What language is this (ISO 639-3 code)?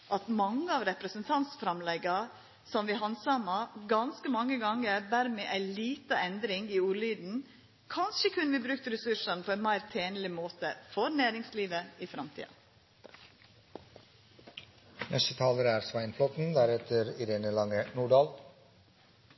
nor